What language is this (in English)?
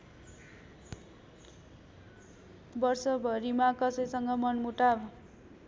Nepali